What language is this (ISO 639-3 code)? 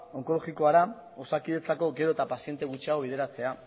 eus